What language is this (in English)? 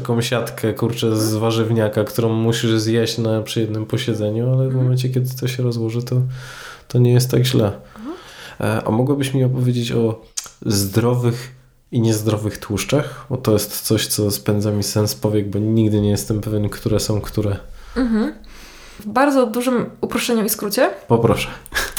Polish